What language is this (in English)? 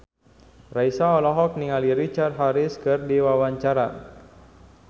Sundanese